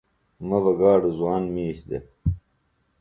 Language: Phalura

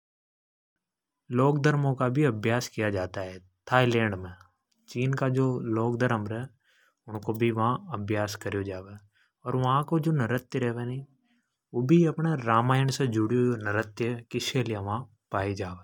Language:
Hadothi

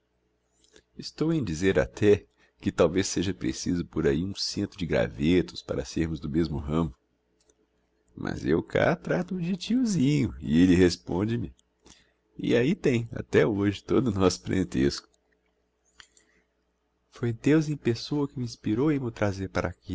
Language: Portuguese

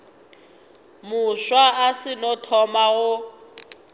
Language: Northern Sotho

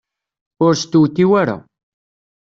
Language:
Kabyle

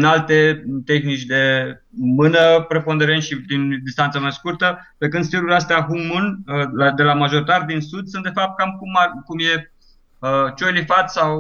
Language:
Romanian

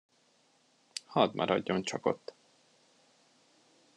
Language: Hungarian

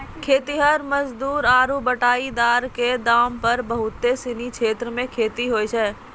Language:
Maithili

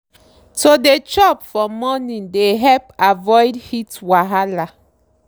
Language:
Nigerian Pidgin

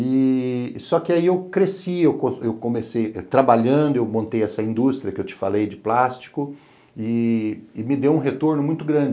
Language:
Portuguese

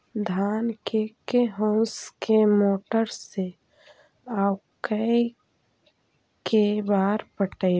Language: Magahi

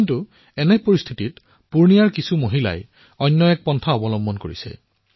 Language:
Assamese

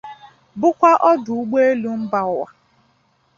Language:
Igbo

